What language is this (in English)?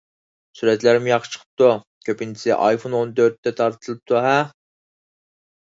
Uyghur